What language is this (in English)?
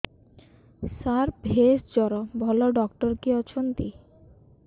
Odia